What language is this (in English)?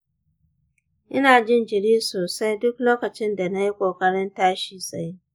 Hausa